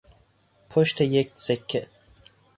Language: Persian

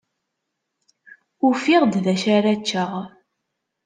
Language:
Kabyle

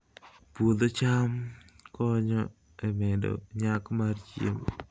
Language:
Luo (Kenya and Tanzania)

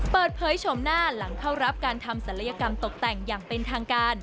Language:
Thai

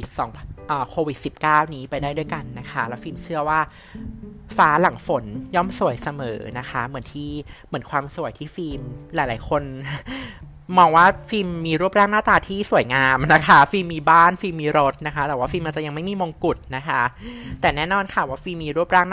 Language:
Thai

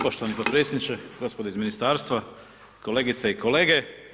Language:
Croatian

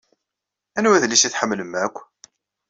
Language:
Kabyle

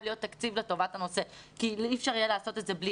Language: Hebrew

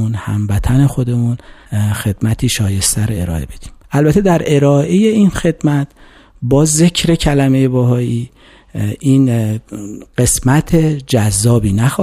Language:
Persian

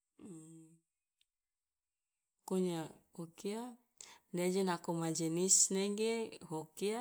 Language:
Loloda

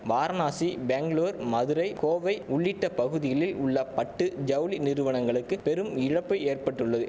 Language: Tamil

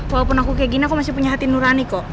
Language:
Indonesian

